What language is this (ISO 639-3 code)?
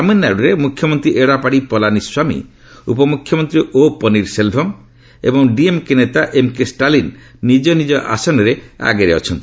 ori